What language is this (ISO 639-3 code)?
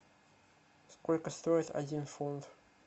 rus